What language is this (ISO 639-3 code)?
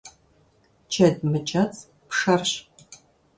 kbd